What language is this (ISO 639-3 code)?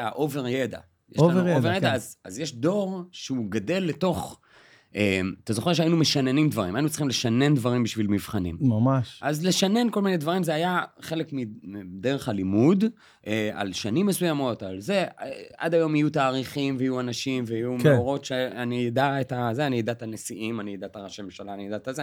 heb